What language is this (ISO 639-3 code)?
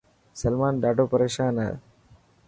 mki